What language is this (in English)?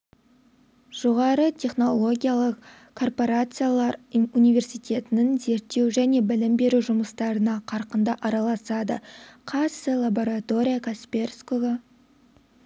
Kazakh